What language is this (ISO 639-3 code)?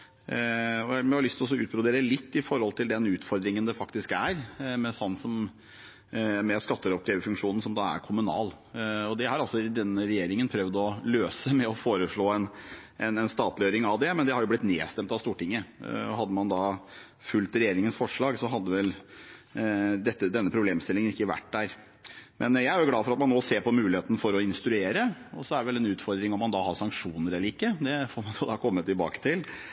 nob